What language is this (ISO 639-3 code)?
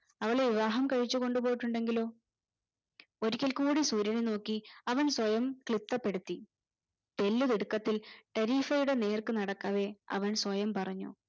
mal